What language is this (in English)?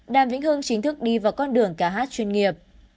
Vietnamese